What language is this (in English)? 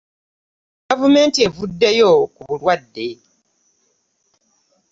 Ganda